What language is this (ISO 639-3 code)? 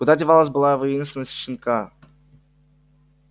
rus